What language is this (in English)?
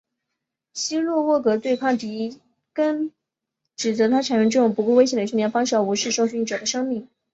Chinese